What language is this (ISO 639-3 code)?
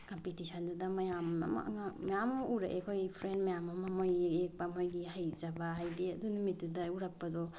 mni